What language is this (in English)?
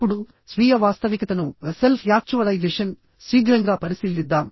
Telugu